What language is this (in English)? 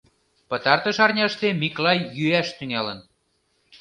Mari